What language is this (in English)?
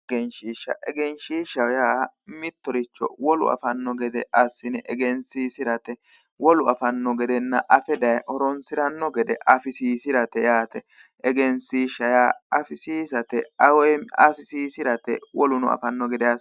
Sidamo